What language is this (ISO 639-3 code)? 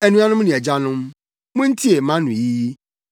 aka